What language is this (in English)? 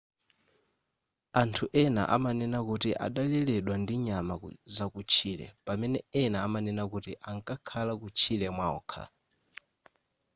Nyanja